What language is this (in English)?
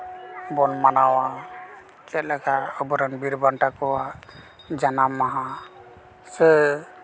Santali